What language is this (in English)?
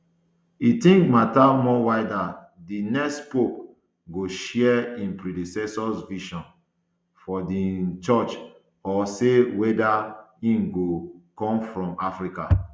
Nigerian Pidgin